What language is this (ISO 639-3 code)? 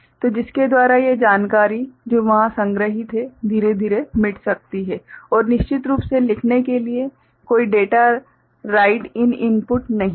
hin